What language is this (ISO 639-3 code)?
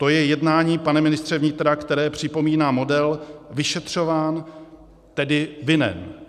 ces